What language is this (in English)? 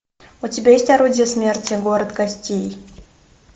Russian